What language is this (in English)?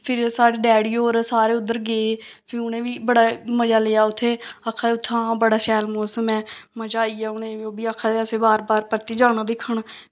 Dogri